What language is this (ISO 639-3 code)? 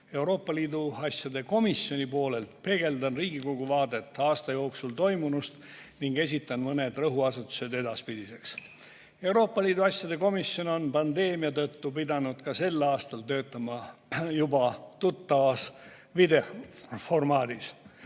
est